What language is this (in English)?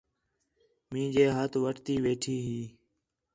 Khetrani